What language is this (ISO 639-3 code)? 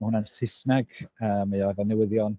cym